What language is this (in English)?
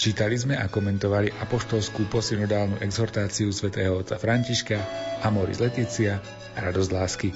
Slovak